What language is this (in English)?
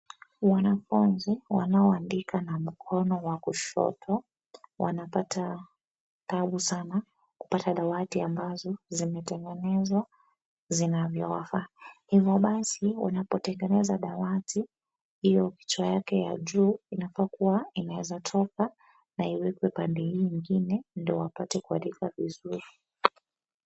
Swahili